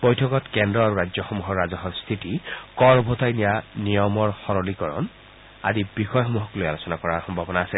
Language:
Assamese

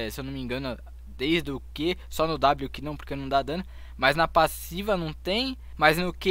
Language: Portuguese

